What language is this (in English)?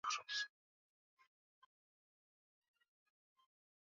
Swahili